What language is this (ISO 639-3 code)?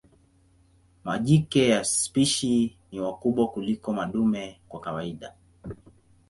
swa